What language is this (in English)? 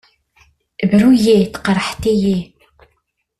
Kabyle